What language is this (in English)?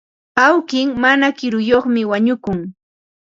Ambo-Pasco Quechua